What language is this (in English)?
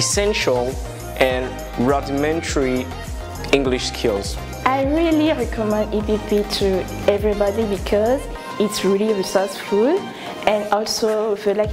English